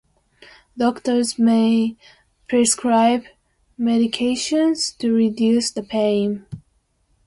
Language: English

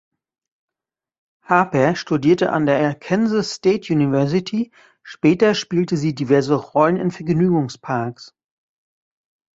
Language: German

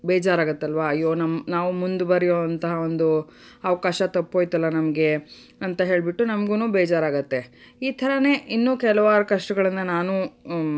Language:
Kannada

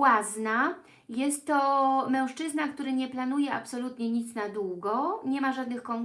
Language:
Polish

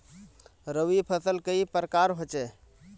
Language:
Magahi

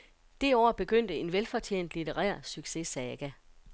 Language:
Danish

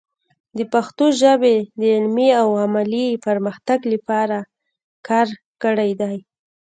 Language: Pashto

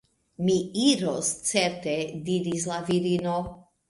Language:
Esperanto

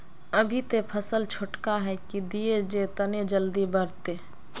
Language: Magahi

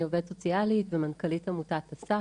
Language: Hebrew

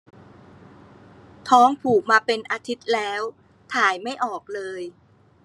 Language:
Thai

